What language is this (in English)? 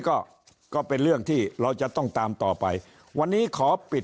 Thai